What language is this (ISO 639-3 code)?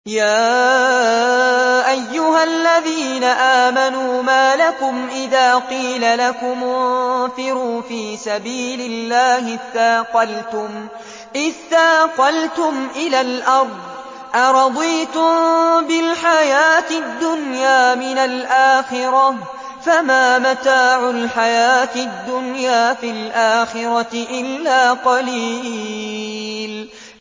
ara